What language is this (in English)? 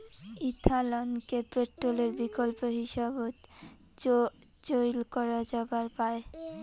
Bangla